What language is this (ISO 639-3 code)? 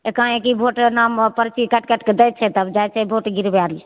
mai